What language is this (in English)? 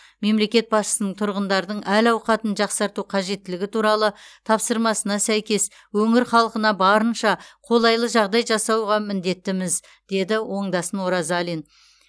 Kazakh